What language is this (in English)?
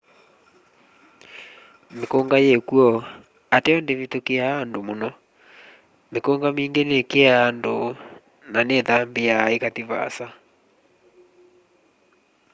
Kamba